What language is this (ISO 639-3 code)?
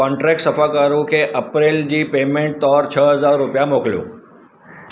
snd